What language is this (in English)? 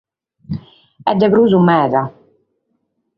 Sardinian